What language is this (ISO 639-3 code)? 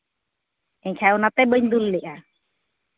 sat